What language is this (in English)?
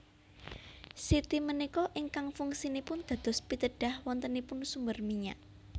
Javanese